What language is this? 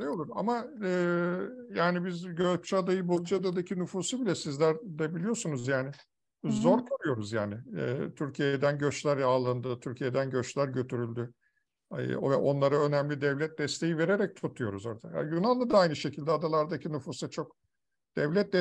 Turkish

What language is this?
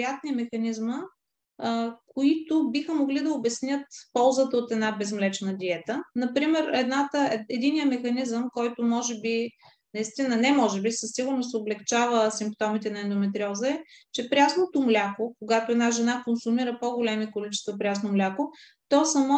Bulgarian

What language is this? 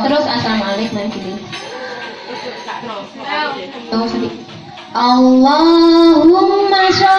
Indonesian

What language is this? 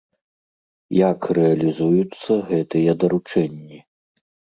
Belarusian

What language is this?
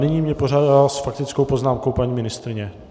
Czech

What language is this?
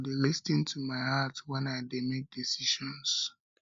Nigerian Pidgin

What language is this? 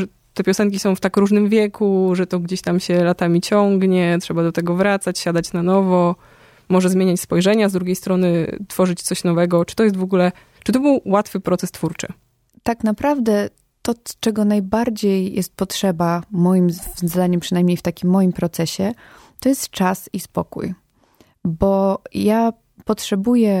Polish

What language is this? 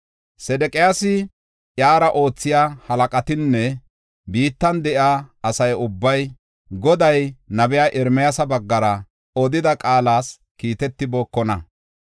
Gofa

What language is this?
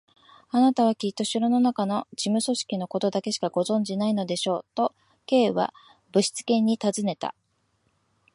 Japanese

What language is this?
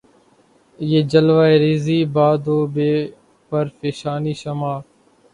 Urdu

